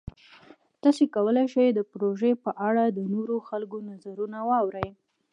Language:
Pashto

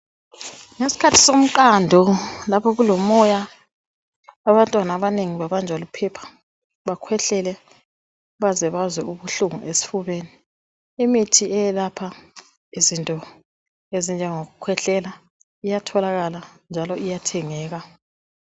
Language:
North Ndebele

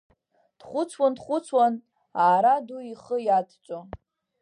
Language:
Abkhazian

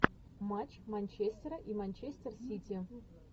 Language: Russian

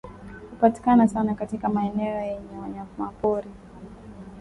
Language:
Swahili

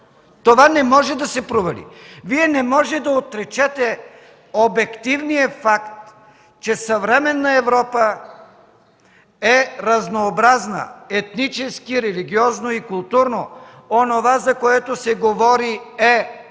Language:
Bulgarian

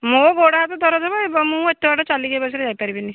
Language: Odia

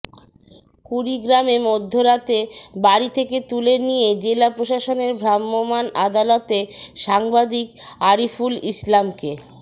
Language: Bangla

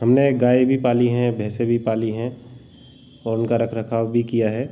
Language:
Hindi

